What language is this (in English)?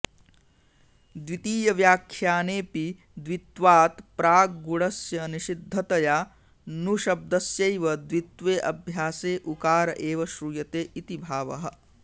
Sanskrit